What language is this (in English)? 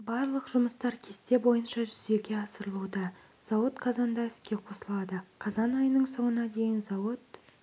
Kazakh